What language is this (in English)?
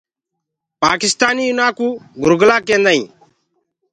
Gurgula